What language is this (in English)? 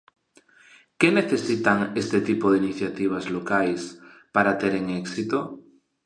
Galician